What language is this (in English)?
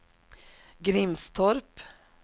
Swedish